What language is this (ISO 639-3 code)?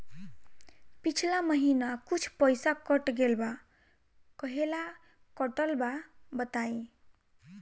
bho